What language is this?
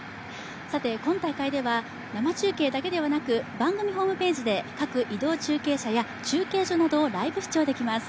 Japanese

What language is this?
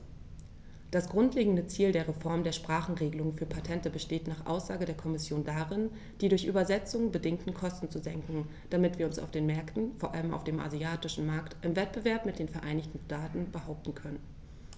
German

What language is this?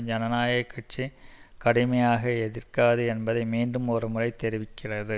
Tamil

